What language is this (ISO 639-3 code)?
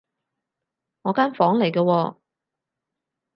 yue